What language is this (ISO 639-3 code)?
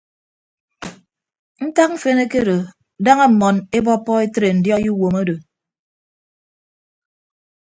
ibb